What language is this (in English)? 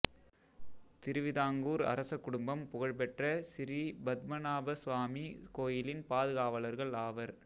Tamil